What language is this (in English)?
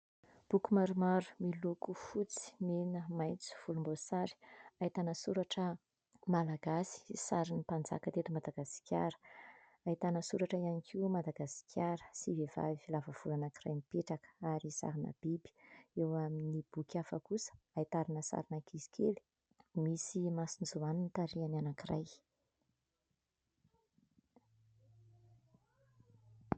Malagasy